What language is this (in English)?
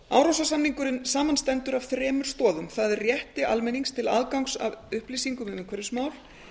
Icelandic